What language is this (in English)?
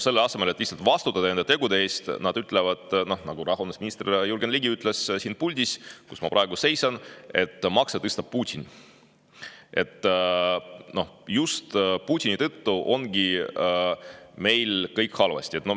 Estonian